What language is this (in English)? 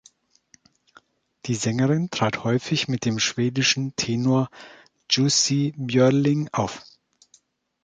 German